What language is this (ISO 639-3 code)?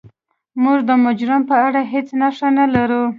pus